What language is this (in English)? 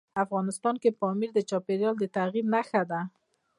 Pashto